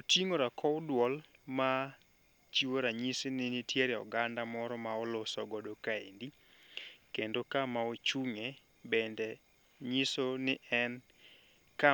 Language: Luo (Kenya and Tanzania)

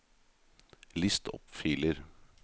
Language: Norwegian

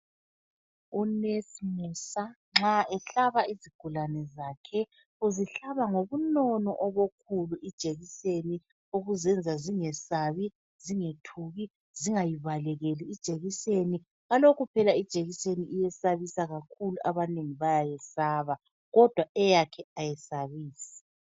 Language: North Ndebele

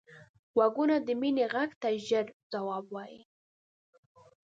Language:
Pashto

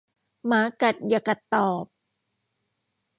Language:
Thai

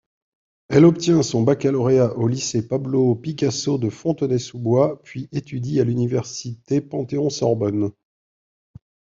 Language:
French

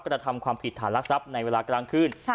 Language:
Thai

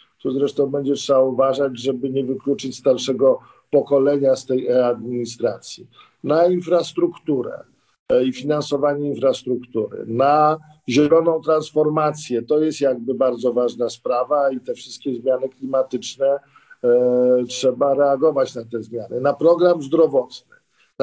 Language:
Polish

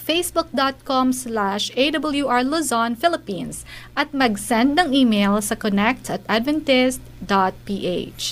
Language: Filipino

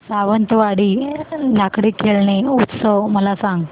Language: Marathi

